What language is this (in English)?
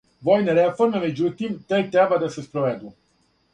Serbian